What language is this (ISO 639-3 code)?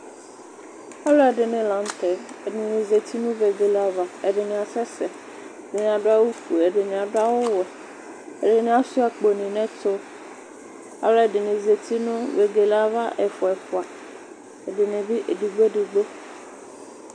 kpo